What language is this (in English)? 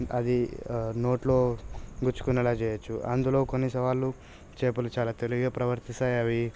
Telugu